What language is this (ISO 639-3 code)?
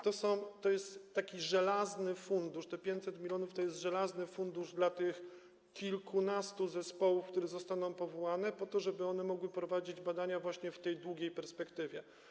pol